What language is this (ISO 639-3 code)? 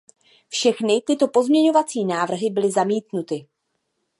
ces